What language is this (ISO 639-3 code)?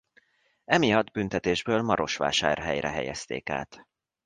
hun